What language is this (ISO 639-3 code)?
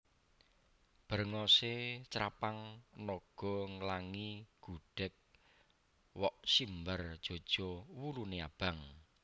jav